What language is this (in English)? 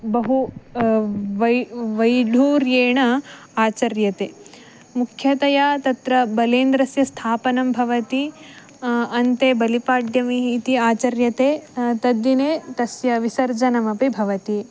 Sanskrit